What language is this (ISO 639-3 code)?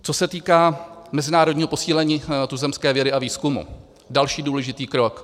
ces